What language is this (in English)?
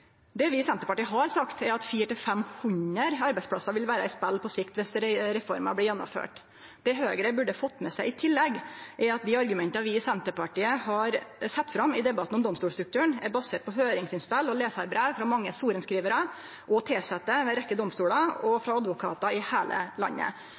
Norwegian Nynorsk